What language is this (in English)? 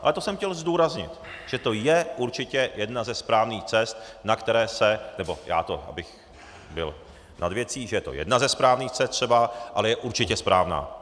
Czech